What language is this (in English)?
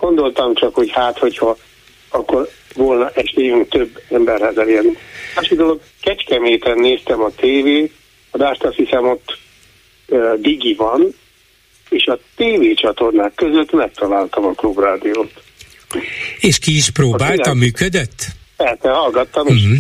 Hungarian